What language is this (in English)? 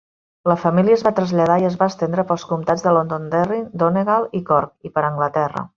Catalan